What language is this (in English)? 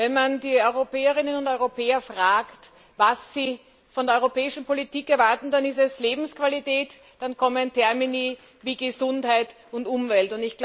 German